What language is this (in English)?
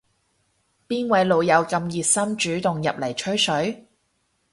Cantonese